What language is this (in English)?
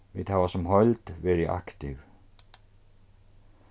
Faroese